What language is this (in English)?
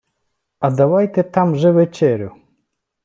Ukrainian